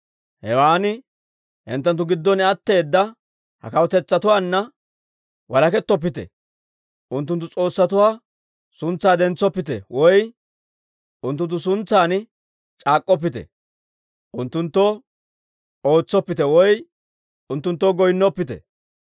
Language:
Dawro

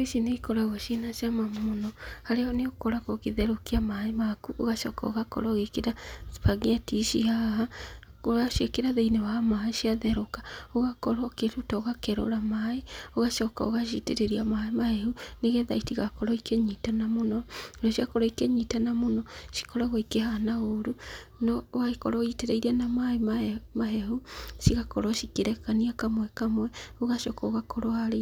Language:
Kikuyu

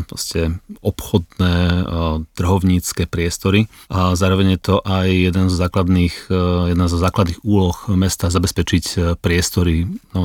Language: Slovak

